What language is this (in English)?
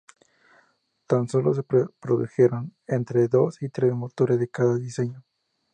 Spanish